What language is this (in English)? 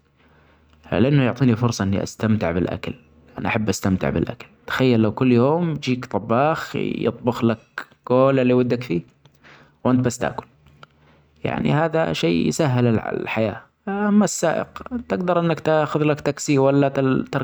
Omani Arabic